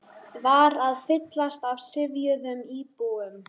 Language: Icelandic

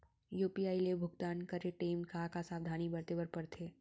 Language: Chhattisgarhi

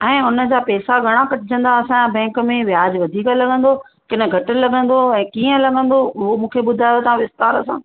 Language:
Sindhi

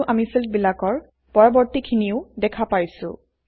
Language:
Assamese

